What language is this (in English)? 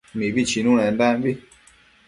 Matsés